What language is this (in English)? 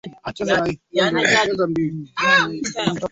Swahili